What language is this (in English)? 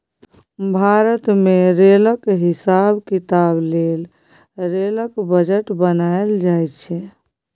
Maithili